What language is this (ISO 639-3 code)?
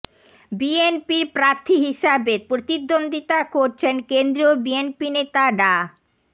ben